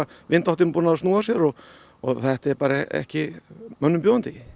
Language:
Icelandic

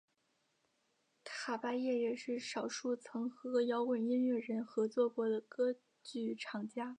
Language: Chinese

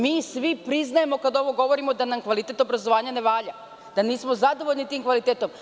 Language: Serbian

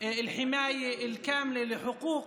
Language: Hebrew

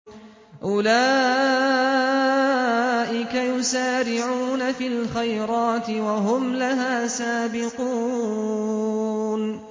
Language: Arabic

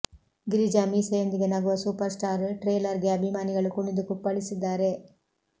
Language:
Kannada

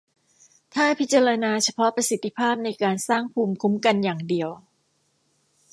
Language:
Thai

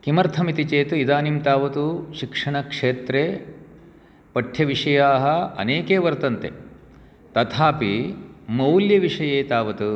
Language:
Sanskrit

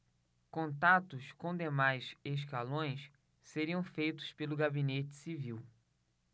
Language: Portuguese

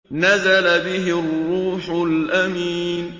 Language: Arabic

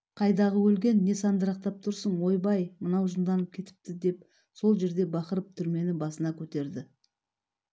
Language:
Kazakh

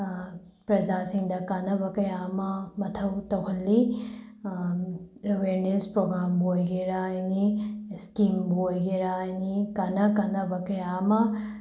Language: Manipuri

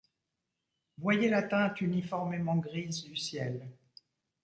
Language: French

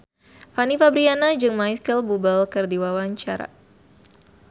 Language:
Sundanese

